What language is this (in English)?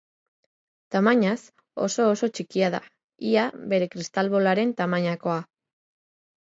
Basque